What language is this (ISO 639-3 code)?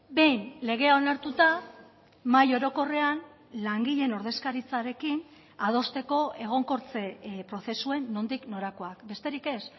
eus